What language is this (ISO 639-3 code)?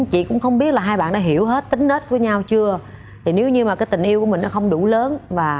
vie